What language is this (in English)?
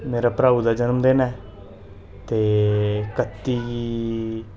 Dogri